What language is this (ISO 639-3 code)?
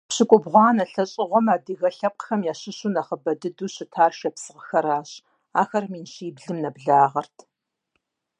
kbd